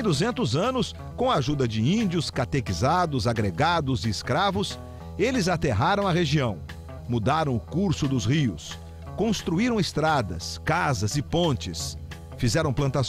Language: Portuguese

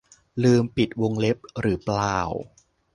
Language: Thai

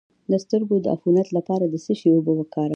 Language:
Pashto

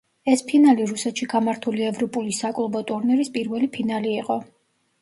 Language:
Georgian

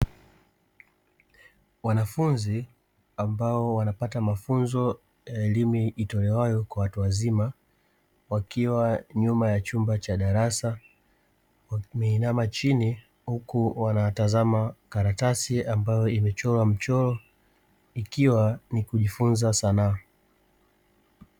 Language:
Swahili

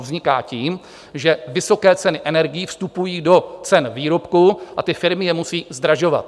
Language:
Czech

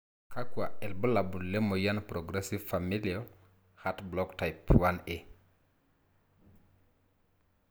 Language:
Masai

